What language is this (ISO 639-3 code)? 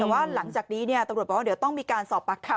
tha